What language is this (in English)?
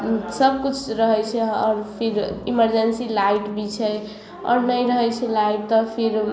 Maithili